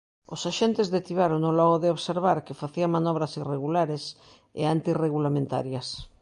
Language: Galician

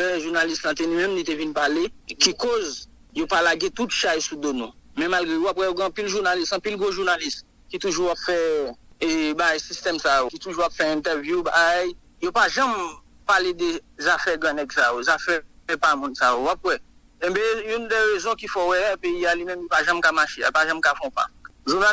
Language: French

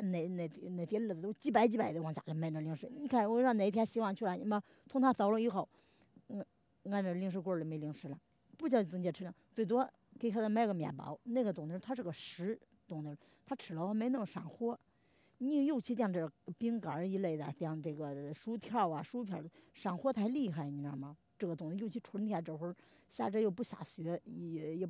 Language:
Chinese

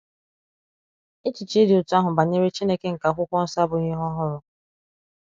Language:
Igbo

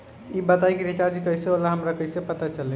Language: Bhojpuri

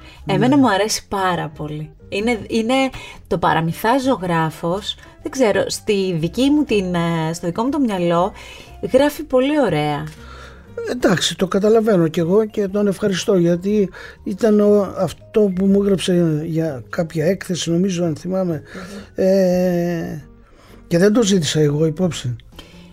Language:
Greek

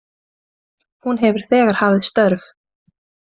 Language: Icelandic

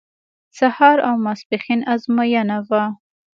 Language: Pashto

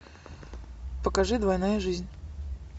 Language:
Russian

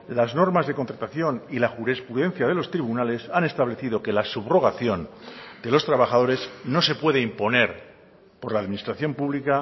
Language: Spanish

